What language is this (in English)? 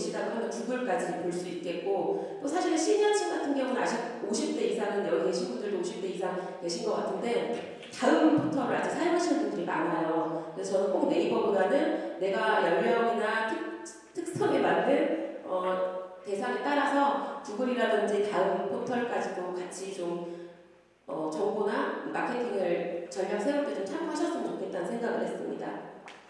Korean